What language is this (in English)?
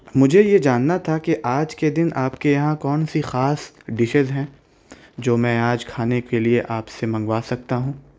Urdu